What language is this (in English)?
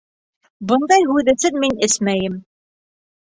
Bashkir